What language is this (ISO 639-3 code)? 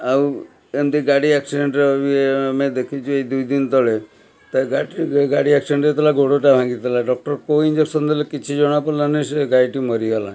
ori